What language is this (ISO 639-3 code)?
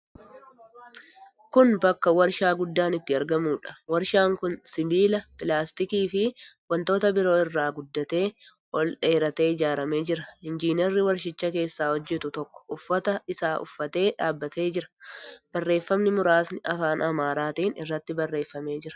orm